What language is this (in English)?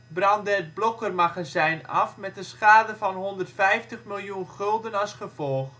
Dutch